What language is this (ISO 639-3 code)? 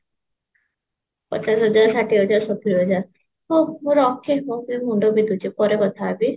ori